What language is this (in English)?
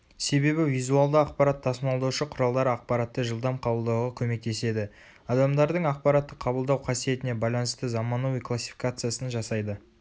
Kazakh